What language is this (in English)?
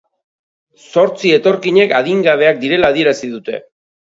Basque